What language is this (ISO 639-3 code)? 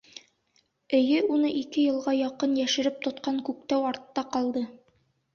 bak